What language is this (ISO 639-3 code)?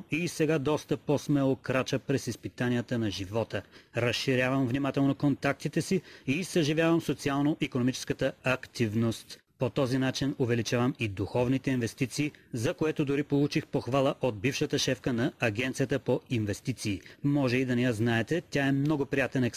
bul